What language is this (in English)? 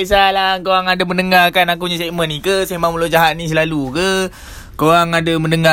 Malay